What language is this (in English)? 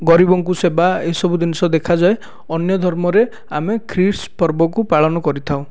Odia